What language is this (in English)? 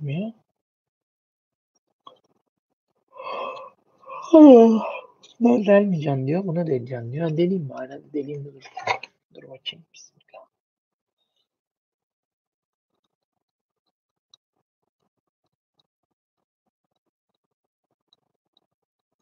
Turkish